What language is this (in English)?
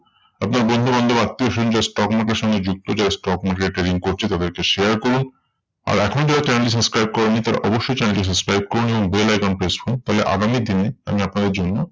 Bangla